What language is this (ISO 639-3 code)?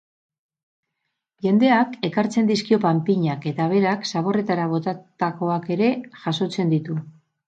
eus